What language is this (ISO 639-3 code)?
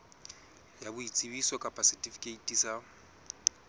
sot